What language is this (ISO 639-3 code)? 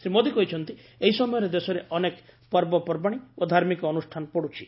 ori